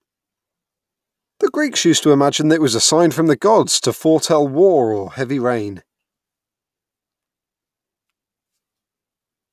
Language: English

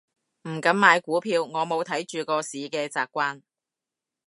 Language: Cantonese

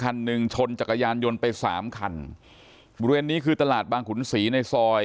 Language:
Thai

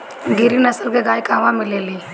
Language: Bhojpuri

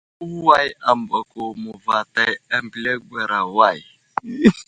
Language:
Wuzlam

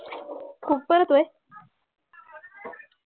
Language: Marathi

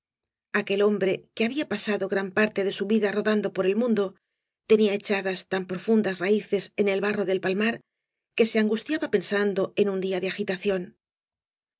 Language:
Spanish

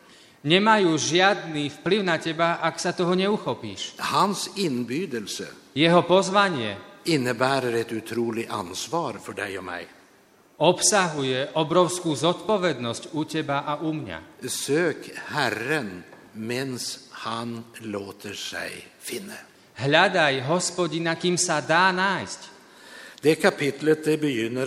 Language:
Slovak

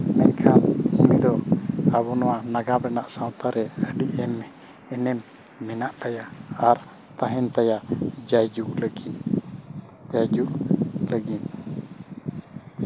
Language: Santali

